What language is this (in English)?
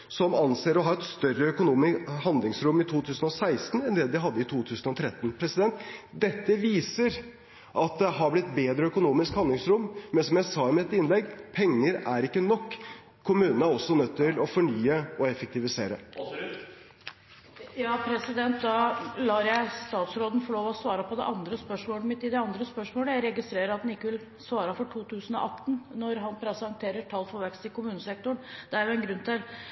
Norwegian